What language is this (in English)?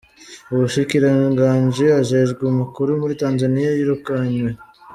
Kinyarwanda